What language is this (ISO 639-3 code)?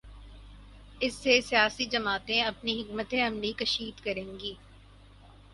urd